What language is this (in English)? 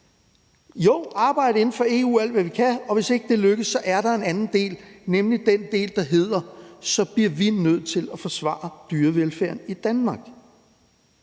Danish